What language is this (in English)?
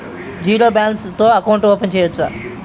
Telugu